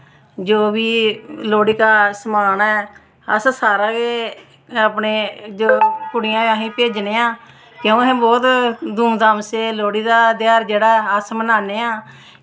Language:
Dogri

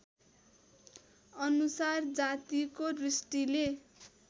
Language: Nepali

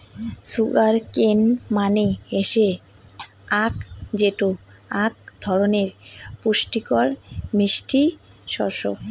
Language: Bangla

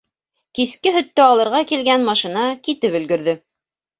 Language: Bashkir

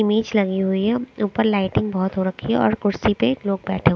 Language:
Hindi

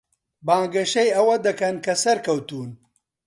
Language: Central Kurdish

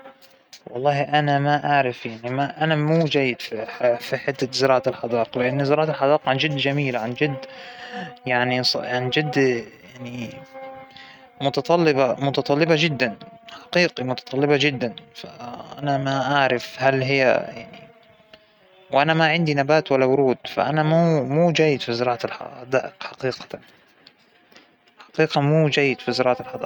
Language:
Hijazi Arabic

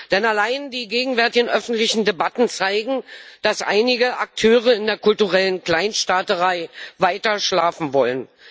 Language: German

